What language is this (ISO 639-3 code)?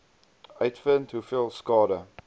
afr